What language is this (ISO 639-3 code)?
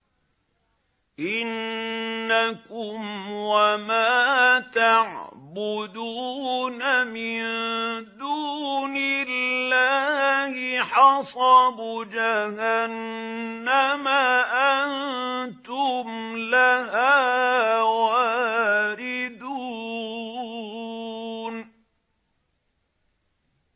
ara